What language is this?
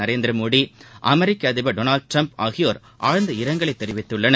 Tamil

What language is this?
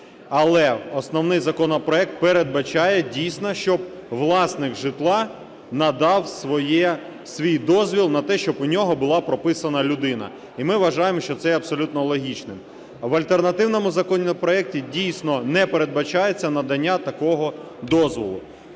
Ukrainian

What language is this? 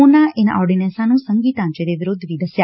Punjabi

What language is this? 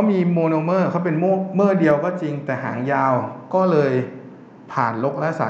Thai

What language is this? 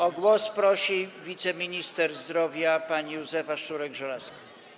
Polish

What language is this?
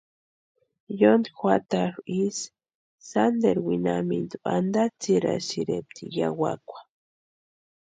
Western Highland Purepecha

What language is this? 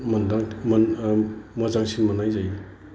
Bodo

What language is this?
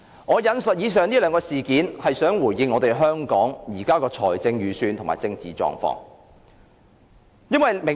Cantonese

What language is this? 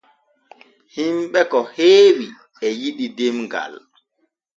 Borgu Fulfulde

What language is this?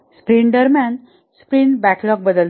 Marathi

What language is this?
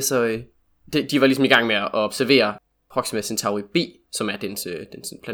Danish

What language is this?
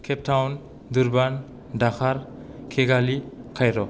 Bodo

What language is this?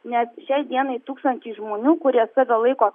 Lithuanian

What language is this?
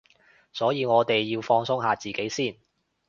Cantonese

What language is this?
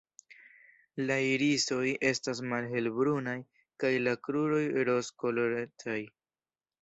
Esperanto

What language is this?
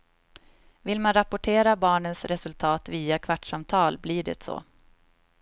Swedish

